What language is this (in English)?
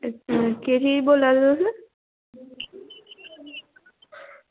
Dogri